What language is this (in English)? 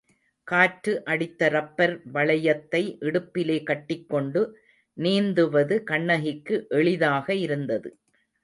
Tamil